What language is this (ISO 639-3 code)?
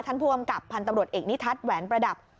tha